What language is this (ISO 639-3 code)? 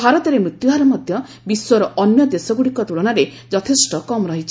ori